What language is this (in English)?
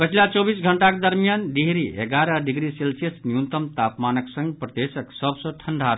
Maithili